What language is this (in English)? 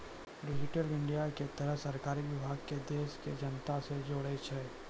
Maithili